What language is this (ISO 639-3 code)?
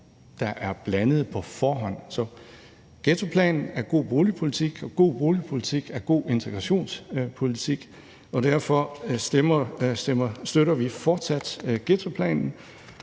dan